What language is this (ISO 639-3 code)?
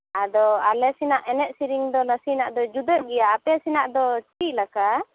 sat